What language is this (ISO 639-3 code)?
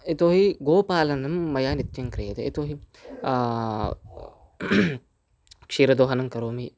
san